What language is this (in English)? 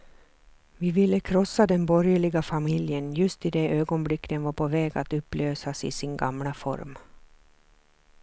Swedish